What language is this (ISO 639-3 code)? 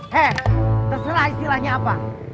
ind